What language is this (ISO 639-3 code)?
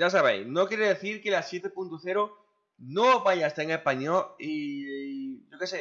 spa